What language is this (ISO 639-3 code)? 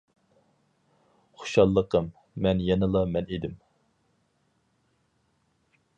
uig